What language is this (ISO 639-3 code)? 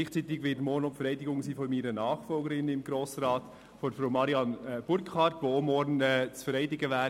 gsw